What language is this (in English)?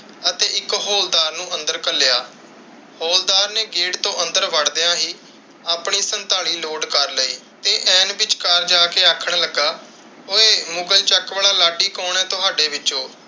Punjabi